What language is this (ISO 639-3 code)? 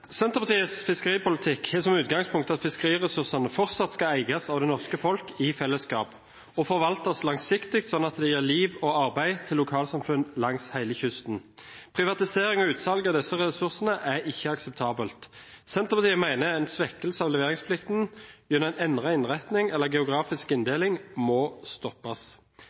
nno